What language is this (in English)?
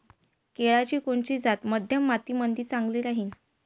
Marathi